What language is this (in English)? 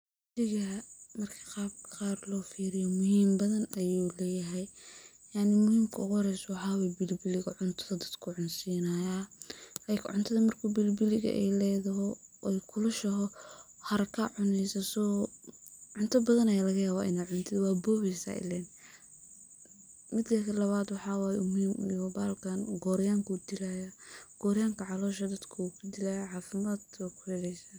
Somali